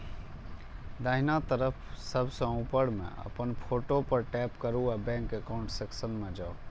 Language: Maithili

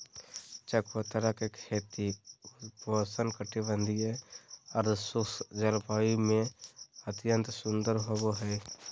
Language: Magahi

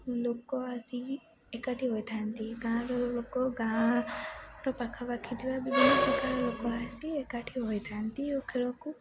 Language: Odia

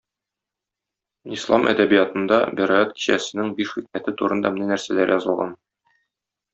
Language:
Tatar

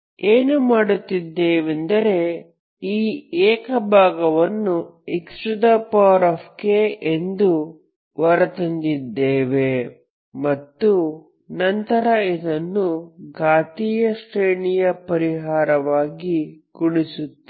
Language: Kannada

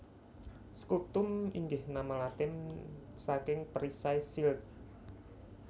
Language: Javanese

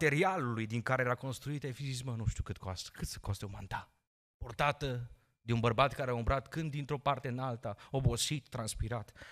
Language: Romanian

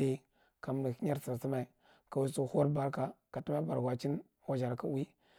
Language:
Marghi Central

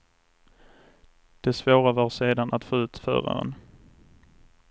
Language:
Swedish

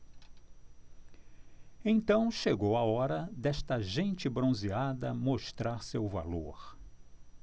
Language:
Portuguese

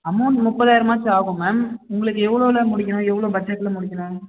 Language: Tamil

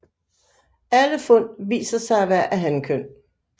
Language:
Danish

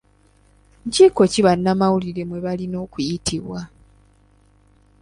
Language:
Ganda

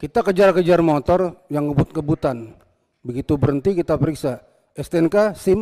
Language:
Indonesian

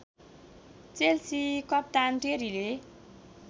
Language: Nepali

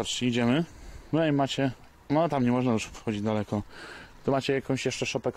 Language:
Polish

